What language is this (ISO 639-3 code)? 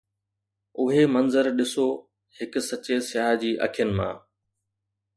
snd